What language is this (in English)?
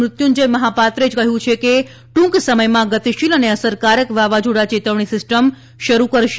Gujarati